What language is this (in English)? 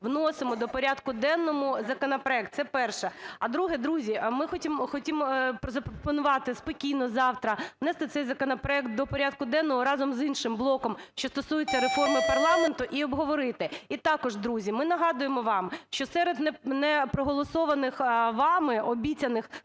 Ukrainian